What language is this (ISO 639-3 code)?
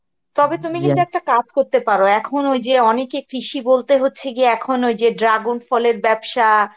ben